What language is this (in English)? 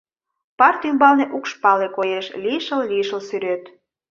Mari